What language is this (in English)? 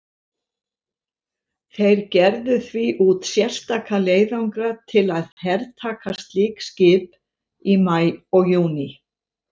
Icelandic